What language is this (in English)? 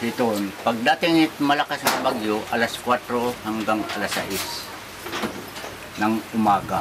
Filipino